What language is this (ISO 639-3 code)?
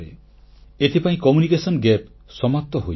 ori